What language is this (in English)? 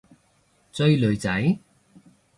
Cantonese